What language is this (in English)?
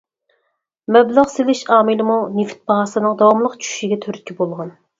Uyghur